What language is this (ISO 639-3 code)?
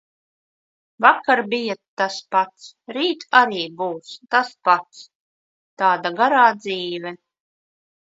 lav